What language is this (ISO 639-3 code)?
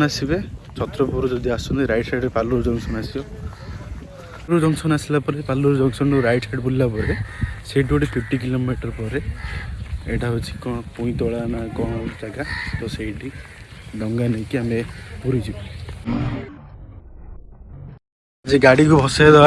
ori